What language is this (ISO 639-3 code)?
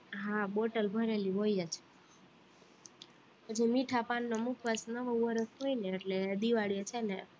guj